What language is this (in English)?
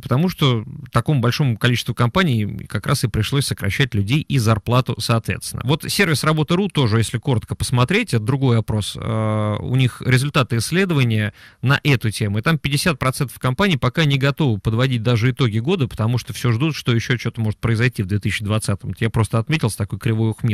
Russian